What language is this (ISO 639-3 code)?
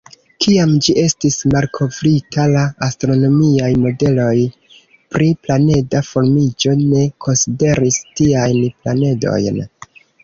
epo